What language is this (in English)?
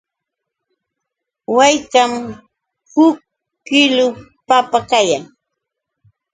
Yauyos Quechua